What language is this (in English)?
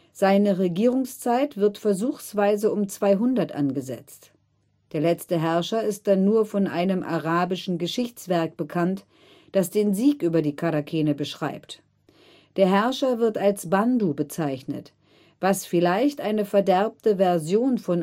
German